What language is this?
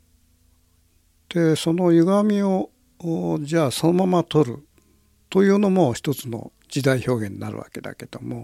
Japanese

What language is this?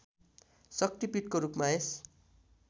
Nepali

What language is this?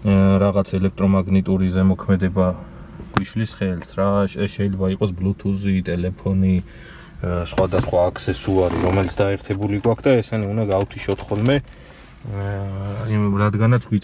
Romanian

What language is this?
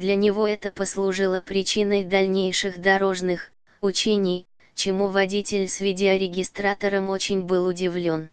Russian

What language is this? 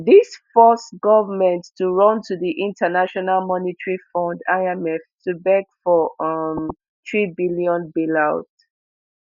Nigerian Pidgin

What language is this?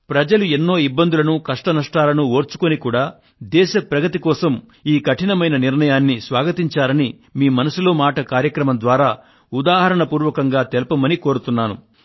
Telugu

